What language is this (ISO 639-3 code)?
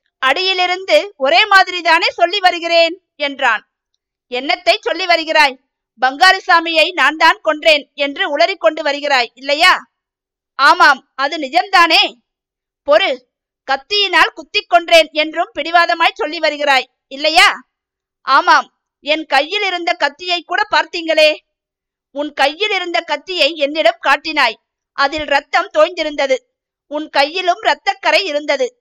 tam